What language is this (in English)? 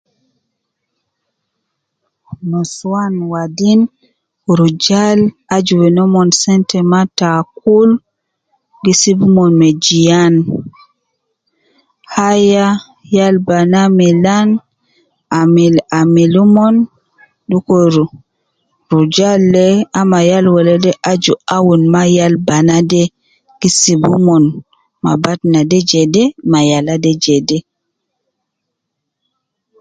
Nubi